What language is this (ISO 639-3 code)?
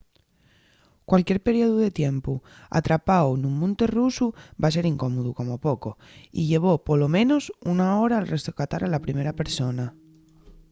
ast